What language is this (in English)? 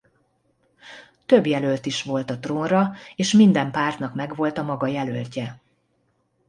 Hungarian